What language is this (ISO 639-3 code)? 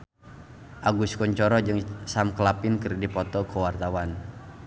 sun